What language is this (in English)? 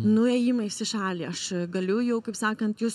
Lithuanian